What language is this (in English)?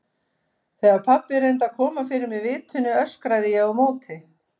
Icelandic